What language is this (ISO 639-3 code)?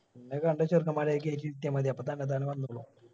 mal